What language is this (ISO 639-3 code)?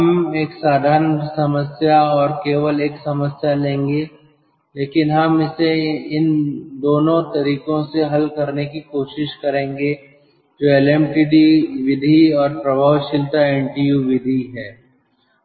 hin